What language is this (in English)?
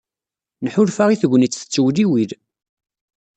Kabyle